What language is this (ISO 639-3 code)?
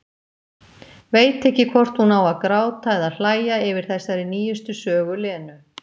isl